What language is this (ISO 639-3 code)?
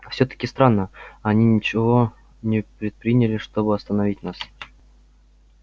rus